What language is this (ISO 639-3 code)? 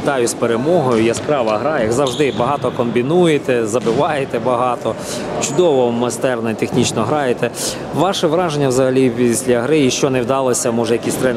ukr